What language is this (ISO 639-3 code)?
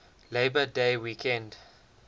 eng